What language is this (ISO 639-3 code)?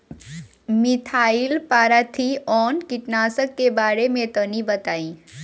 bho